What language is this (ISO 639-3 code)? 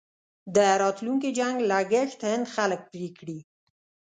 pus